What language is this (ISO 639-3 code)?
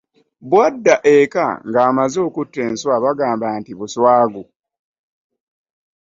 lug